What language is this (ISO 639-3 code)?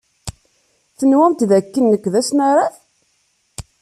kab